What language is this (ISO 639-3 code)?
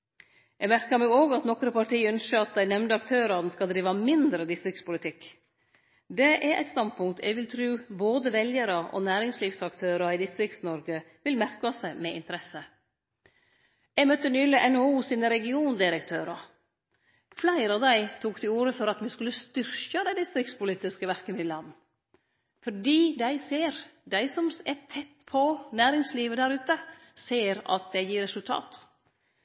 nno